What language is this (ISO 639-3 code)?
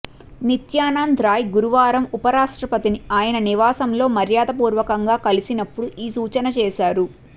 tel